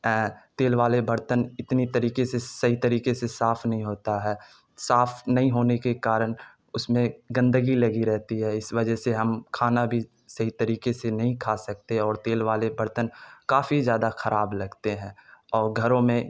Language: Urdu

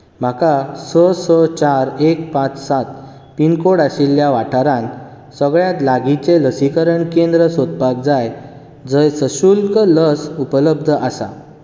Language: Konkani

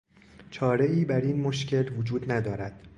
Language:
Persian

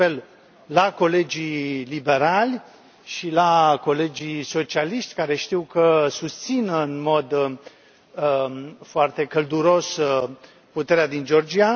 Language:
Romanian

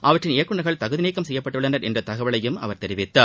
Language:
Tamil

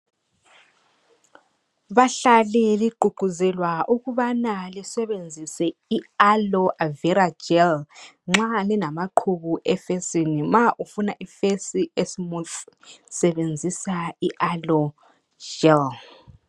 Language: North Ndebele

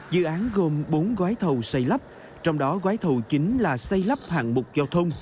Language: Vietnamese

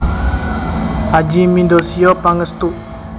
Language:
Javanese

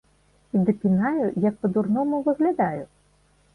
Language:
Belarusian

